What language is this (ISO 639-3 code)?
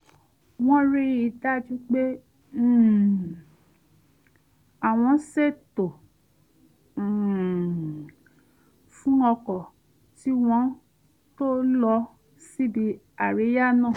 yor